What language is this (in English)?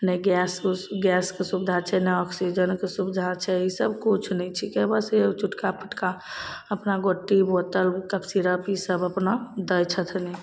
Maithili